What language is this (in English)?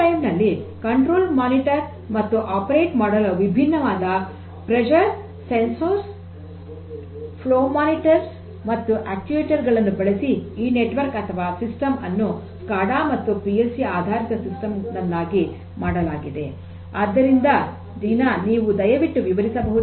Kannada